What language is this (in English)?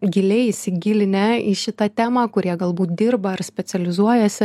Lithuanian